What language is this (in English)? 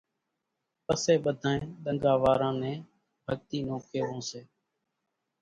Kachi Koli